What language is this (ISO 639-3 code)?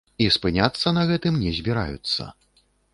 bel